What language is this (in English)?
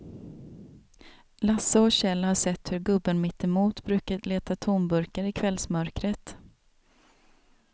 Swedish